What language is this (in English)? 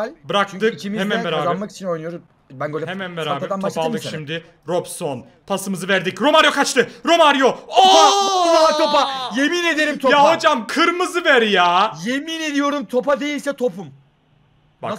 Turkish